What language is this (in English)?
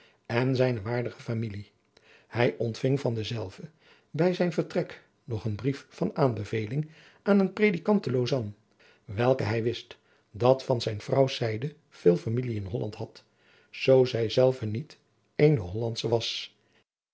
Dutch